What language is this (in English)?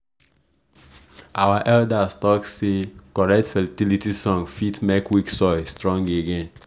Nigerian Pidgin